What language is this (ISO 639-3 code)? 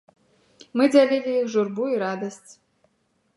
bel